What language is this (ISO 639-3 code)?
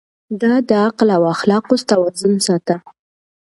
pus